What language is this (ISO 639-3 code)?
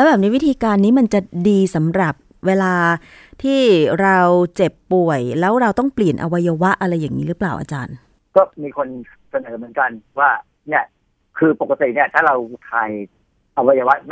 tha